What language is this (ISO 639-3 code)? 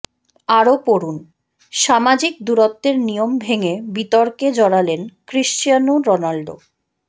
ben